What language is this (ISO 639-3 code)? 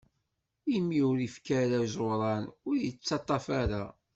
kab